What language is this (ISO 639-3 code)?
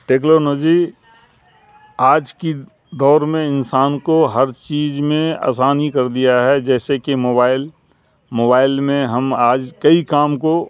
urd